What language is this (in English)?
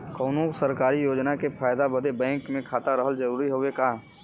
Bhojpuri